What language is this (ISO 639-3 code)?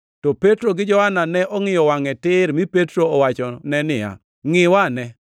luo